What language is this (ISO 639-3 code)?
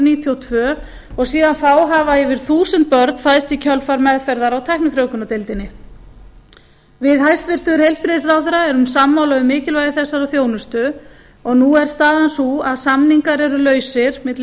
isl